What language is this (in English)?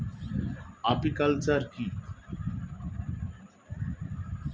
Bangla